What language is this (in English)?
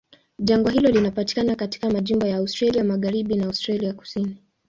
Swahili